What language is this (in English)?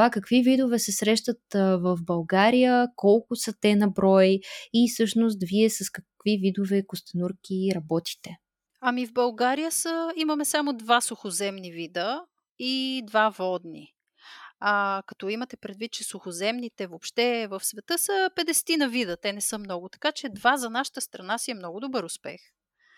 Bulgarian